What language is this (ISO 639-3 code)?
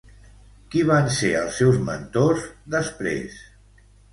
cat